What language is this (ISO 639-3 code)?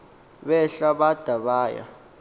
xho